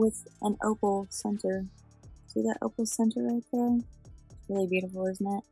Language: English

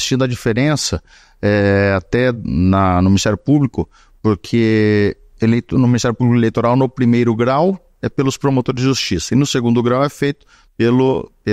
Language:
Portuguese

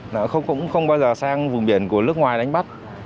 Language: Vietnamese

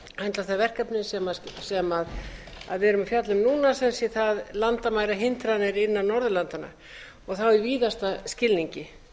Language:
Icelandic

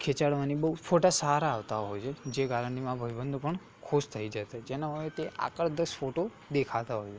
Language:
Gujarati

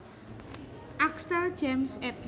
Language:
Javanese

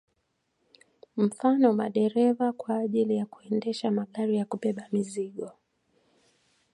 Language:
Swahili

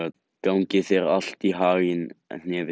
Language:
Icelandic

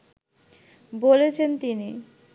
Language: Bangla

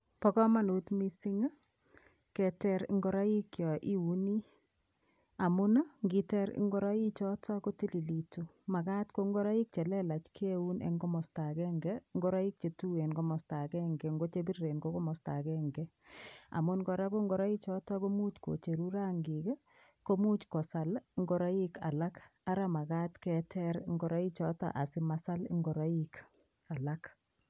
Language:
Kalenjin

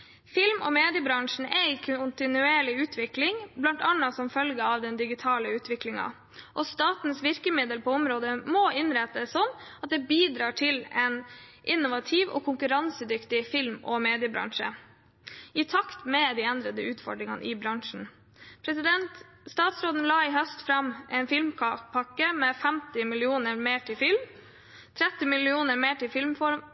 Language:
Norwegian Bokmål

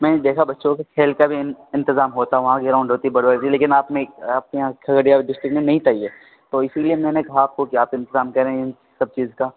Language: Urdu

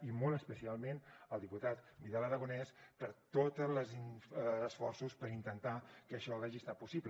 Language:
Catalan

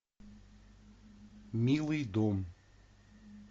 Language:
Russian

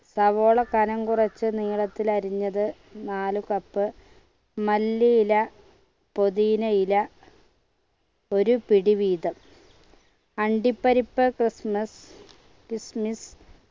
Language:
Malayalam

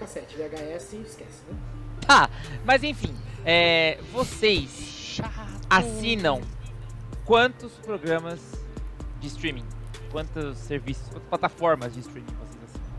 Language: Portuguese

